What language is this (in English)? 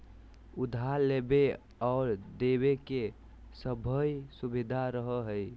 Magahi